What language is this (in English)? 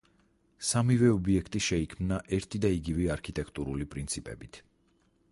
Georgian